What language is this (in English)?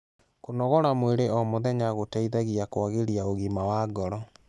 Kikuyu